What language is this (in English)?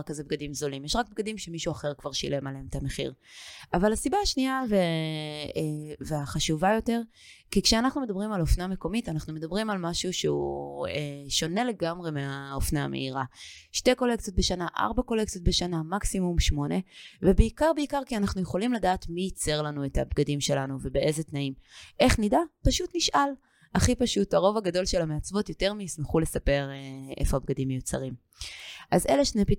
Hebrew